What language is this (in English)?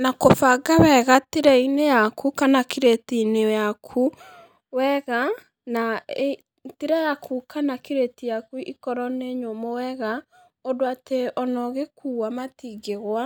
Kikuyu